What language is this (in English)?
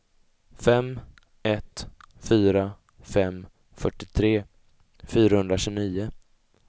Swedish